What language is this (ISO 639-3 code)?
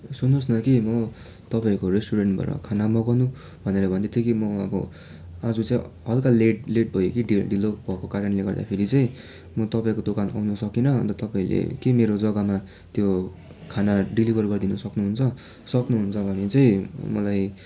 nep